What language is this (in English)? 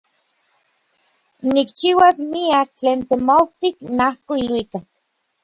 Orizaba Nahuatl